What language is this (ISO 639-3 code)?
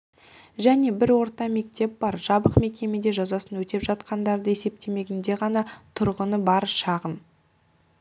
kaz